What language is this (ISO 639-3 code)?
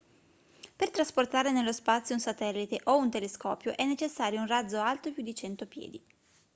ita